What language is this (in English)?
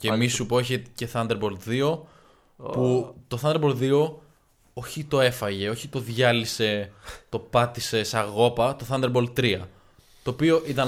Greek